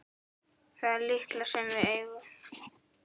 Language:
Icelandic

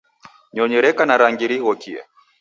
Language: Taita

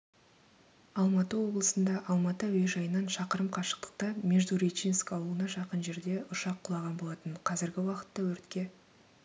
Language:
Kazakh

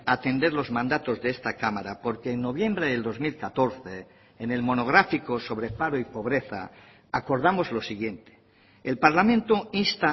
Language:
Spanish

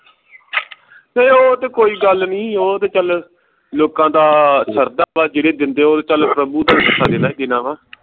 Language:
Punjabi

